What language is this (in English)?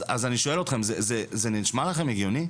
Hebrew